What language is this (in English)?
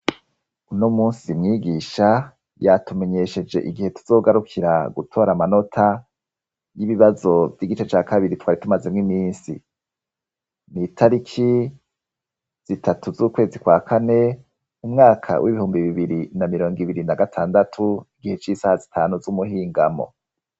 Rundi